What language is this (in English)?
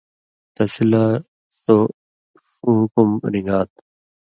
Indus Kohistani